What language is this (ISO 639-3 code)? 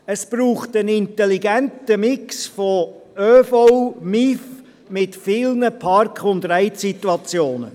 gsw